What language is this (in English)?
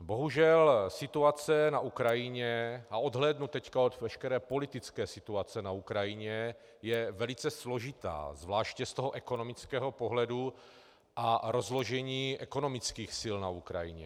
Czech